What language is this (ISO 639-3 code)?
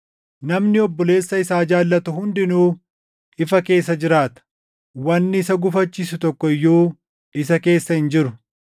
orm